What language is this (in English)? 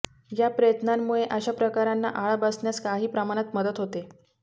Marathi